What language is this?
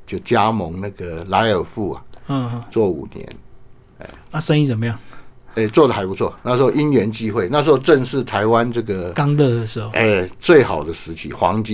Chinese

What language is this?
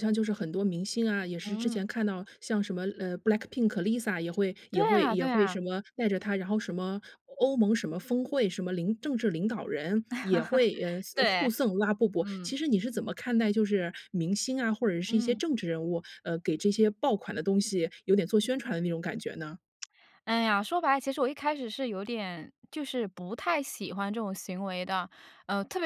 Chinese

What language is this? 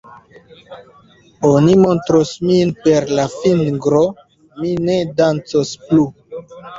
Esperanto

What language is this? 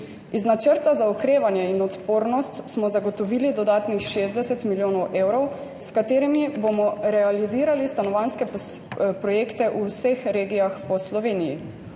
Slovenian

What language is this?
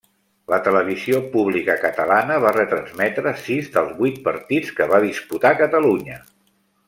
Catalan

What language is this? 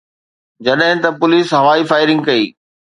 Sindhi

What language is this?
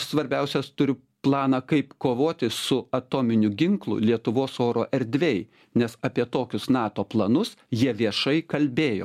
Lithuanian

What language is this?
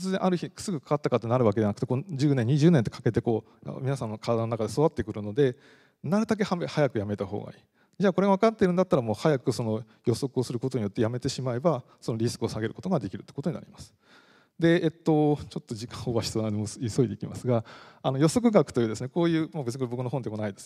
Japanese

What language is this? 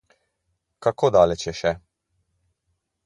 Slovenian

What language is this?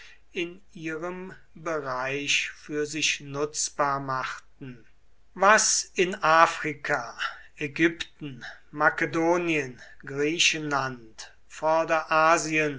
German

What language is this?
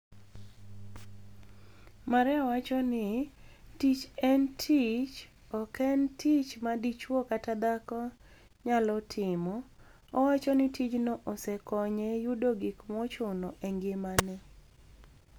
Luo (Kenya and Tanzania)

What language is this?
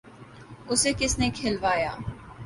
Urdu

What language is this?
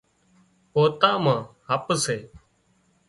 Wadiyara Koli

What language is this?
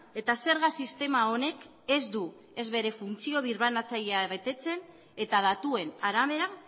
Basque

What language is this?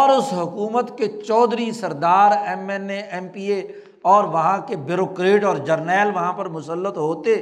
Urdu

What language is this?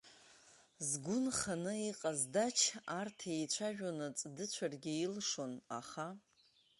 Abkhazian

